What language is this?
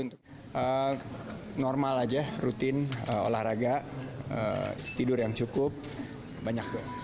Indonesian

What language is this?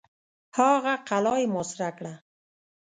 Pashto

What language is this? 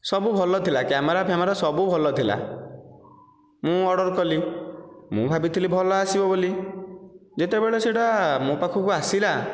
Odia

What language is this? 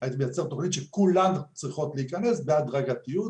Hebrew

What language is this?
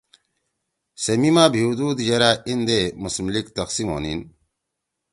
Torwali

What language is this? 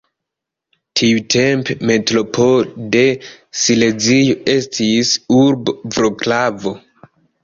Esperanto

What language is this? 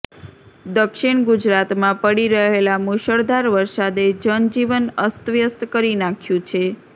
Gujarati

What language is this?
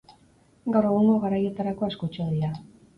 Basque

